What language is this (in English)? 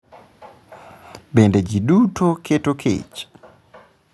Luo (Kenya and Tanzania)